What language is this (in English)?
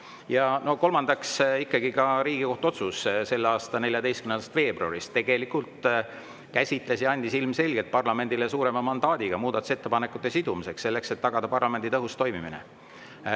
Estonian